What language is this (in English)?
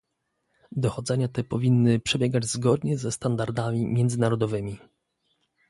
Polish